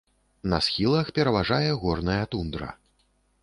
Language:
Belarusian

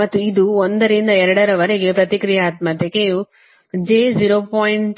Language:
Kannada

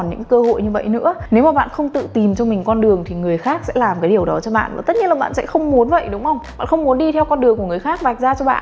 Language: Vietnamese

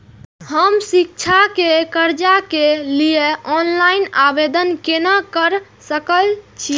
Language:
Maithili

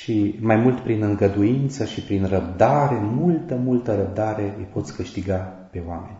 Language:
Romanian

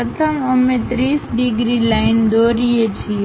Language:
Gujarati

